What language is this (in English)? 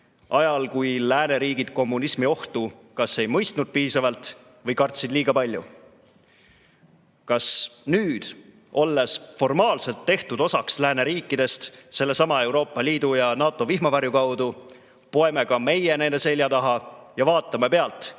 Estonian